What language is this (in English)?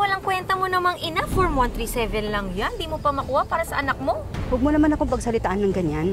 Filipino